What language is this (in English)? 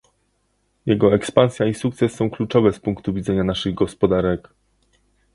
Polish